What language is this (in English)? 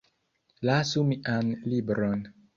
Esperanto